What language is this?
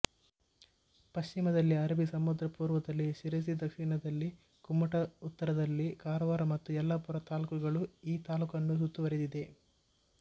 Kannada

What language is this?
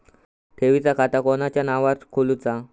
Marathi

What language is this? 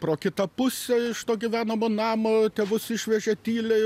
Lithuanian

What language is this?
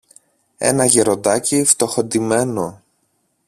Greek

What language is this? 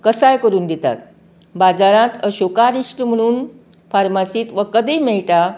Konkani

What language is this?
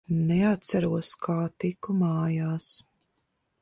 Latvian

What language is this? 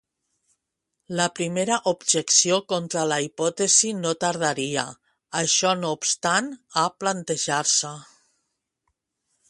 Catalan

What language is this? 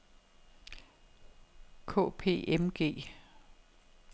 Danish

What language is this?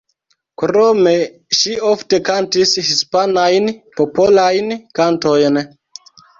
Esperanto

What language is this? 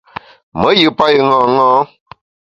Bamun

